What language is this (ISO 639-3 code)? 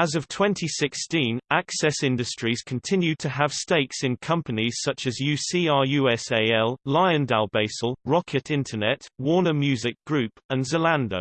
eng